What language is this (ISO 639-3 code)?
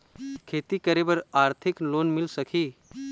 hne